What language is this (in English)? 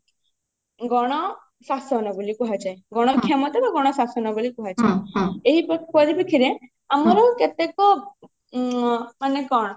Odia